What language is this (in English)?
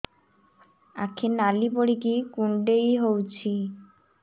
Odia